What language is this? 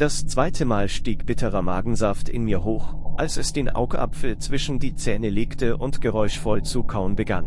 German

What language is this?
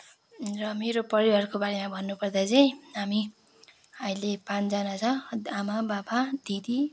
Nepali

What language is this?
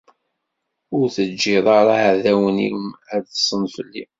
Kabyle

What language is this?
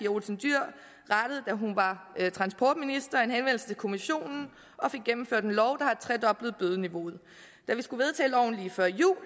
Danish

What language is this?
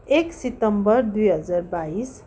Nepali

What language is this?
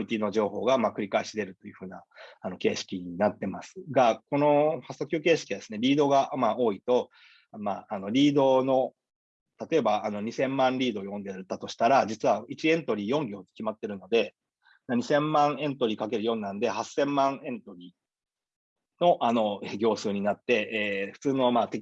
Japanese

